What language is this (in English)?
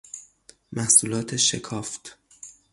Persian